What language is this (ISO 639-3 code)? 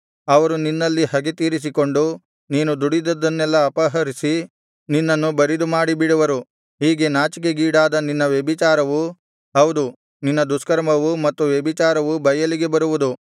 kan